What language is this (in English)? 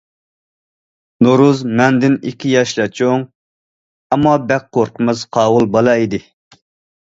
Uyghur